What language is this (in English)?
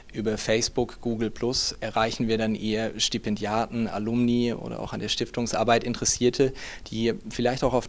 German